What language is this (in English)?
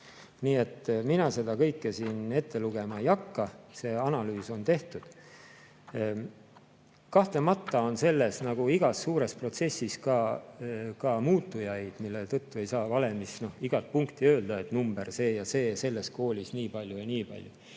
Estonian